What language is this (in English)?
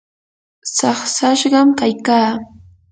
Yanahuanca Pasco Quechua